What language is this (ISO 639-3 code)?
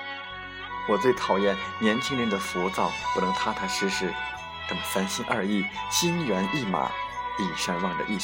zho